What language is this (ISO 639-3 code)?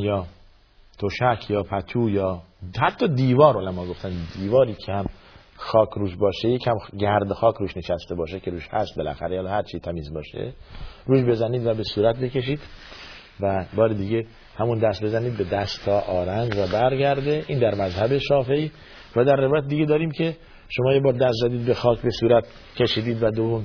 fas